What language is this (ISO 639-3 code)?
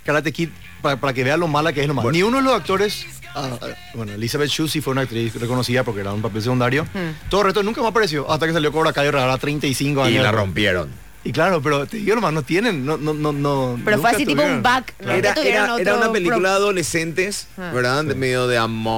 spa